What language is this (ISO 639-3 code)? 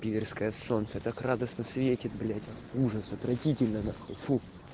rus